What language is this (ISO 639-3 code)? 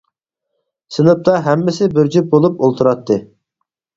uig